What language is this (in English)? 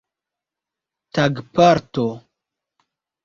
Esperanto